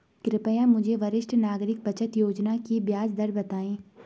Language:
Hindi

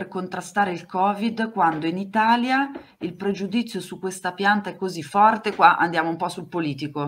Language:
Italian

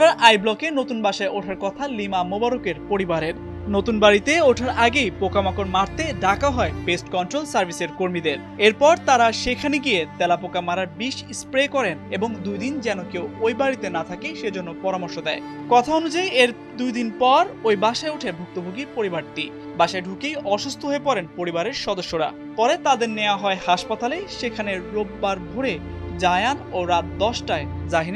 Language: Turkish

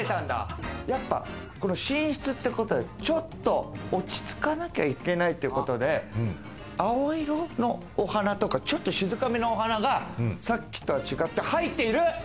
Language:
Japanese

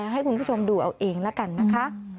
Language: Thai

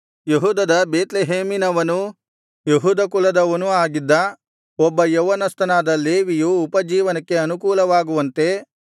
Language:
Kannada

